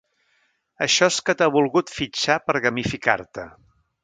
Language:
Catalan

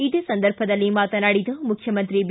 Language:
Kannada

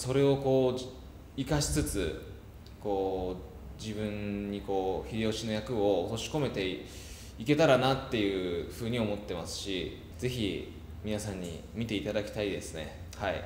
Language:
Japanese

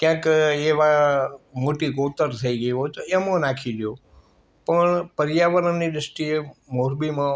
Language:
Gujarati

